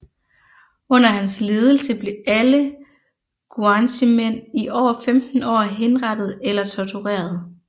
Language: Danish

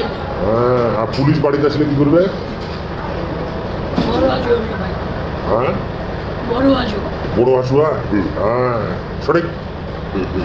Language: English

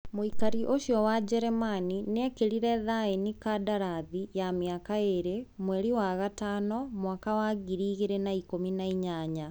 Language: Kikuyu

